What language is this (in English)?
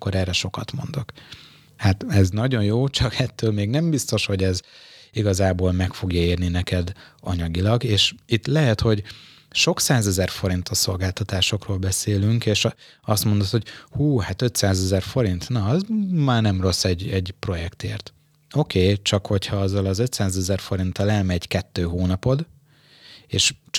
Hungarian